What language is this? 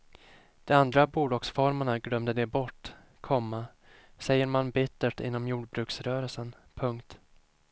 Swedish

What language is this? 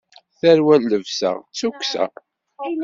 Kabyle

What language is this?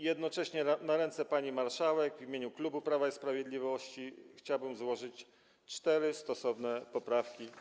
Polish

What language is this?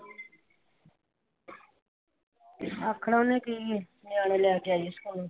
Punjabi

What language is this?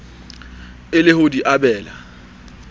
Southern Sotho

